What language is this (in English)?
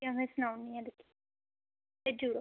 Dogri